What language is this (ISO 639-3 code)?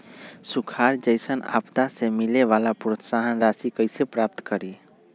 mag